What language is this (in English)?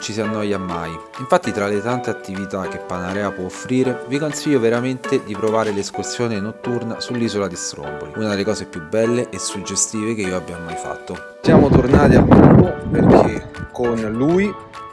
Italian